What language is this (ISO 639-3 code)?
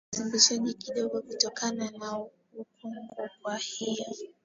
swa